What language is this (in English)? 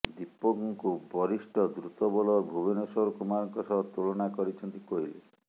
Odia